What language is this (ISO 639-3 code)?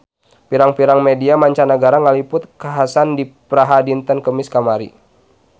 sun